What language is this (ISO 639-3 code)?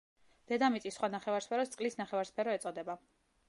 kat